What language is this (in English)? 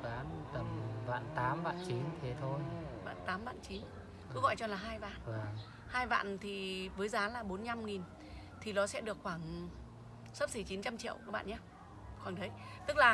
Vietnamese